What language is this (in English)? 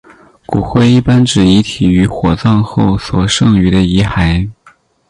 Chinese